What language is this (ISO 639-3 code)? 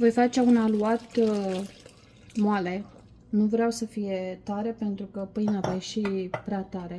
ron